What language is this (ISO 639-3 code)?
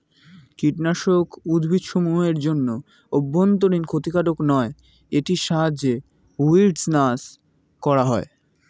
ben